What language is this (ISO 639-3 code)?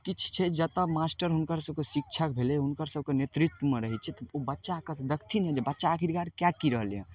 mai